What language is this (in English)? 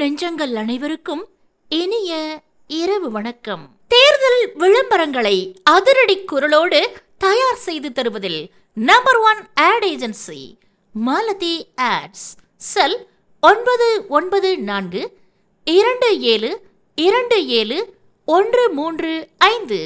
Tamil